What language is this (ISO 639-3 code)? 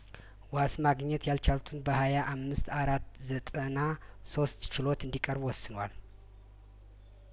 amh